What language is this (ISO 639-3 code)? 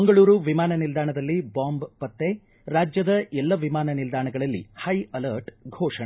kan